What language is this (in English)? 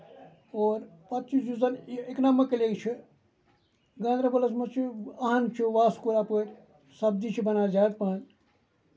Kashmiri